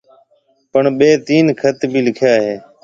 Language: Marwari (Pakistan)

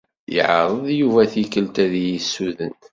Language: Kabyle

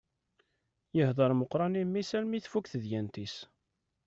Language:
Kabyle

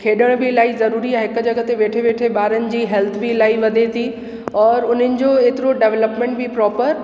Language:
Sindhi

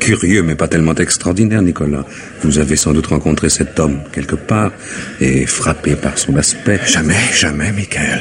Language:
French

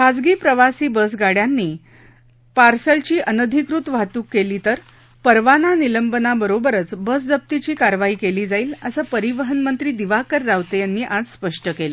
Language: Marathi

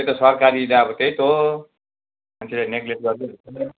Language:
Nepali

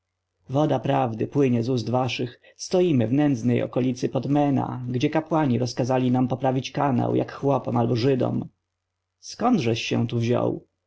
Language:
Polish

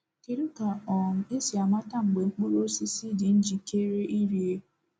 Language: Igbo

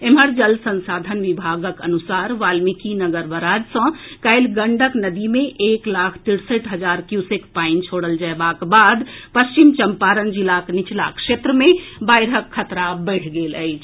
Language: Maithili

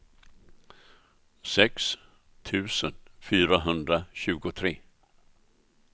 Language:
Swedish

